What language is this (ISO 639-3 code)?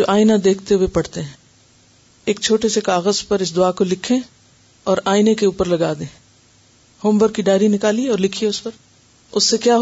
urd